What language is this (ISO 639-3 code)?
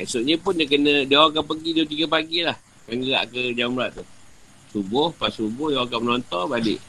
msa